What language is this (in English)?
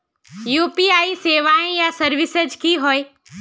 Magahi